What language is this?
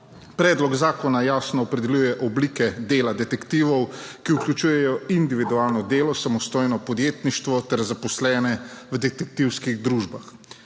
Slovenian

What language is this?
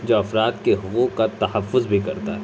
Urdu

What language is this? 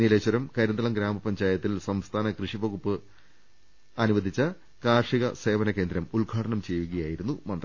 Malayalam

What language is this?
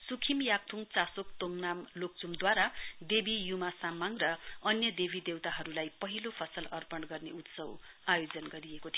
Nepali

